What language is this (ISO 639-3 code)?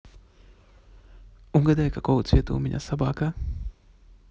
rus